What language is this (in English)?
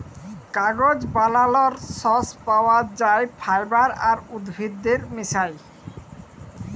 Bangla